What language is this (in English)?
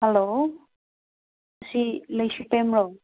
Manipuri